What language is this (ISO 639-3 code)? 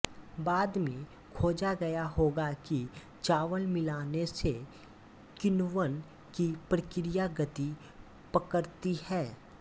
hin